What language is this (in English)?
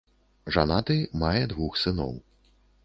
Belarusian